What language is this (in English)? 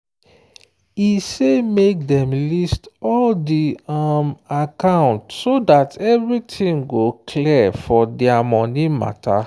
Nigerian Pidgin